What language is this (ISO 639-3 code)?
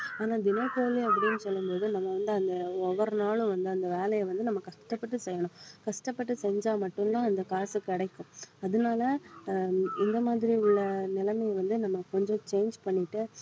tam